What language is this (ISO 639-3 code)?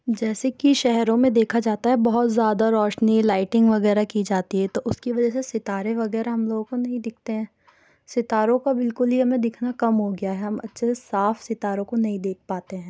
urd